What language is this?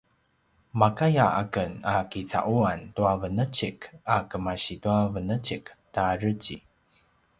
Paiwan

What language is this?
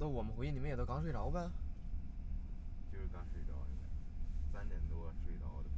Chinese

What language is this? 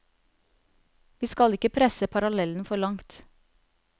Norwegian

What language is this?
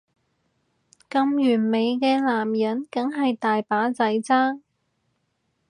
Cantonese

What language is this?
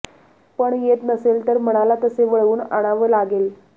Marathi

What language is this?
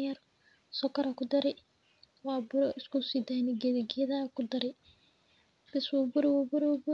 Somali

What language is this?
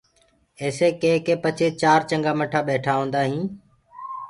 Gurgula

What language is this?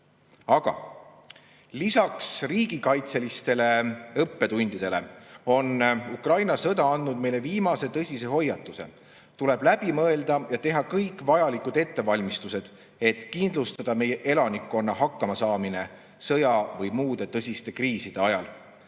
Estonian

